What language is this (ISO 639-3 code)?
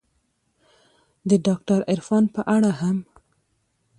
pus